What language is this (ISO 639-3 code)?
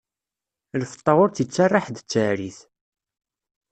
kab